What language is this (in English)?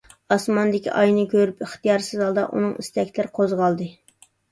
Uyghur